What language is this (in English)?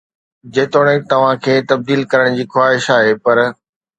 Sindhi